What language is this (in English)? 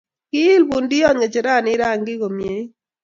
Kalenjin